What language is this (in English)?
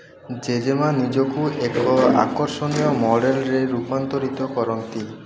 Odia